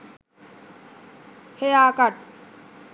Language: Sinhala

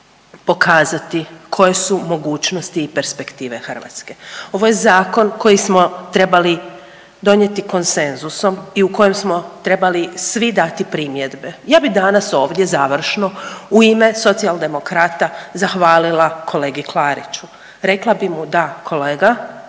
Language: Croatian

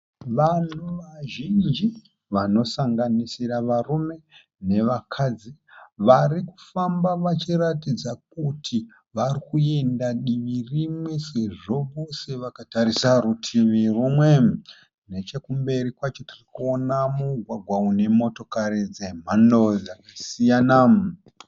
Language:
Shona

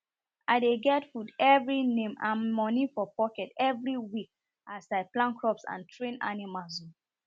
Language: Nigerian Pidgin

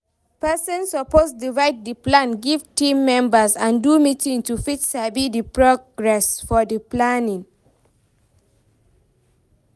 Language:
Nigerian Pidgin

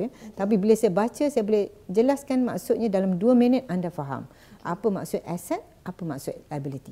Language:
Malay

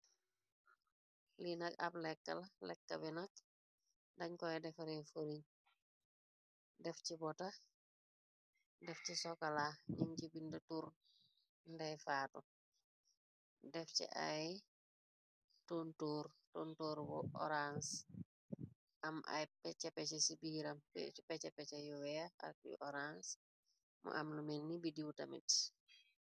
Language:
Wolof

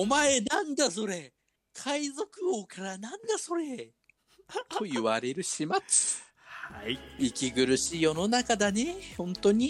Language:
Japanese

